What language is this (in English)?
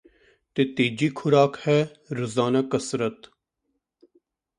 Punjabi